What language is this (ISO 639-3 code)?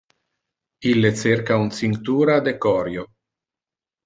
ina